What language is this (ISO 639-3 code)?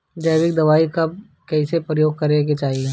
bho